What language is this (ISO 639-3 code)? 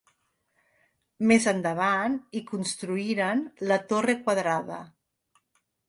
cat